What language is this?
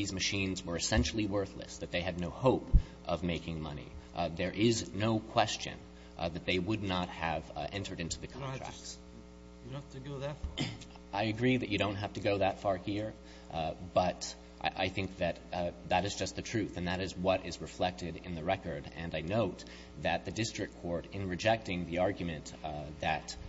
English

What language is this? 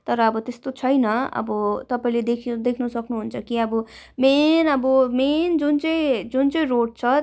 Nepali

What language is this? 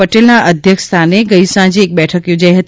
Gujarati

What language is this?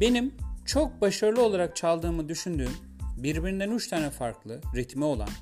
Turkish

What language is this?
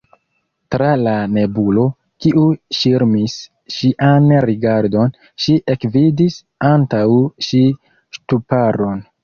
Esperanto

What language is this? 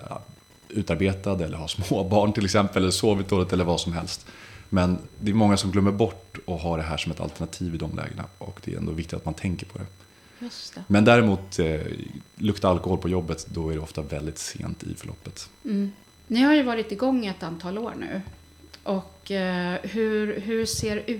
Swedish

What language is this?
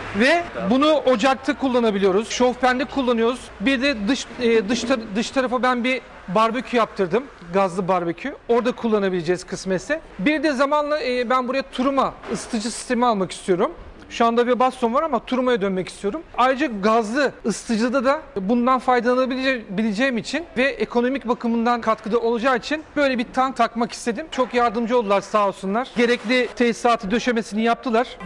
Turkish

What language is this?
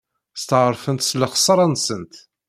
Kabyle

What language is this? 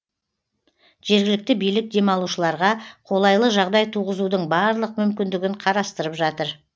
Kazakh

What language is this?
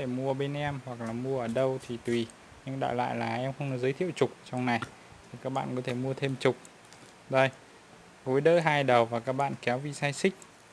Vietnamese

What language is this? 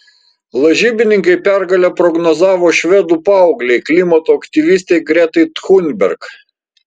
Lithuanian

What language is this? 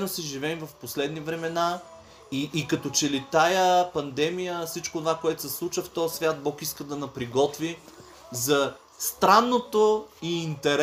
Bulgarian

